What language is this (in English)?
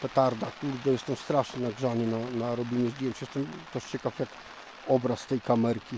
Polish